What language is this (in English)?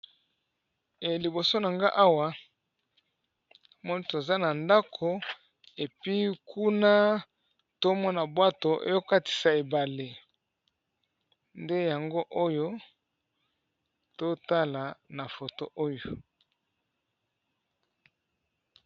Lingala